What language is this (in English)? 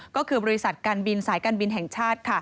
Thai